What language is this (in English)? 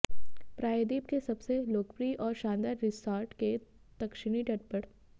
Hindi